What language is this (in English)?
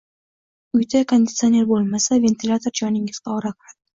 Uzbek